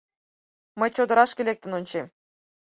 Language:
Mari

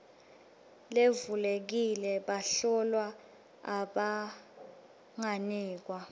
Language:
Swati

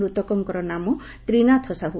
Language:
Odia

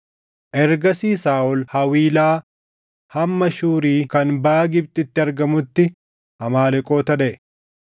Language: Oromo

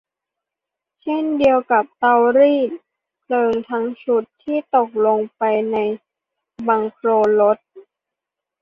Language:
Thai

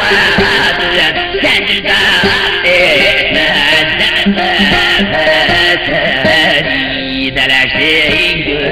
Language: Turkish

